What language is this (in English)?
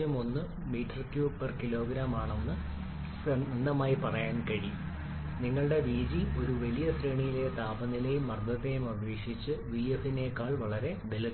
Malayalam